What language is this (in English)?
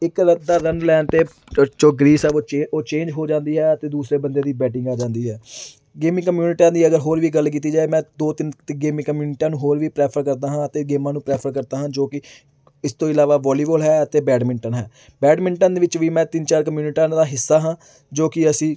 Punjabi